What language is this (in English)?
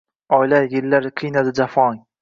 Uzbek